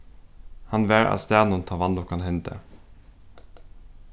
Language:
Faroese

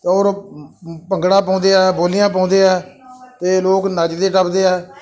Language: Punjabi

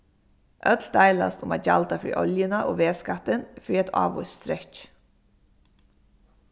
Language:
Faroese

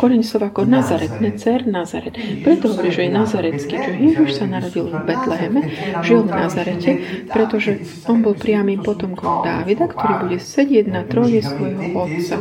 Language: Slovak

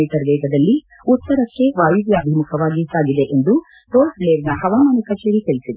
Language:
Kannada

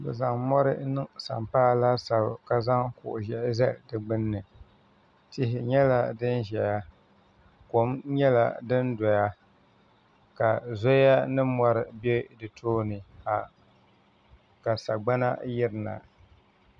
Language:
Dagbani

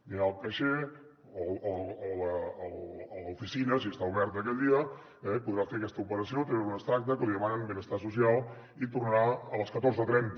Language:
Catalan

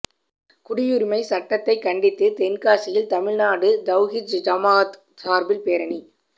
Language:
Tamil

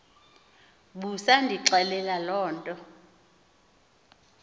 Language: Xhosa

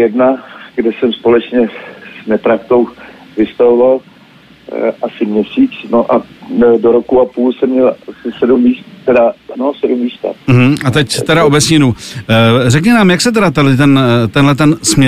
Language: Czech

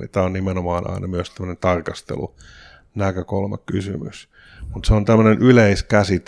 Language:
Finnish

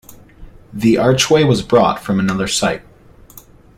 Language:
English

